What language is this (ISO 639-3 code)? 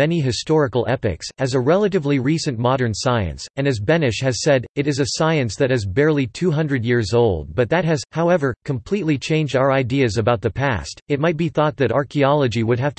eng